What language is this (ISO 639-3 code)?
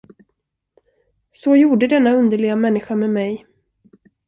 swe